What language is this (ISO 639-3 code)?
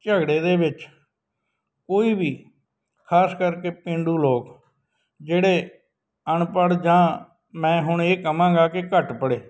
pan